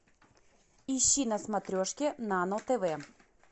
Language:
Russian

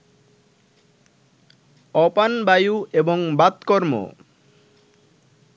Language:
Bangla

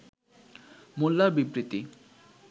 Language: Bangla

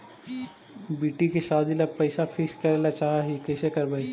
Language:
Magahi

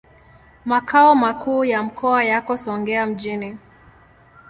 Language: Swahili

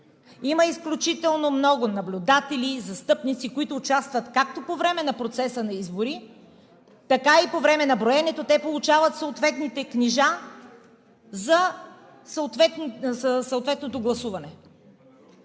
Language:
Bulgarian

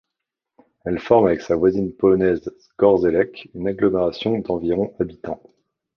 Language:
French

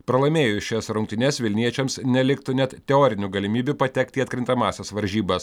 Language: Lithuanian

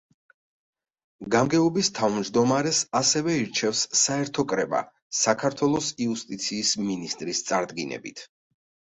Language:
Georgian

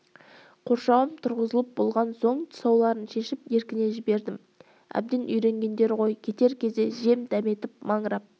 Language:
Kazakh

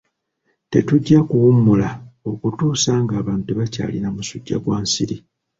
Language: Ganda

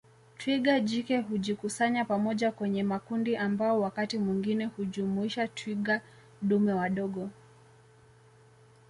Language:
Swahili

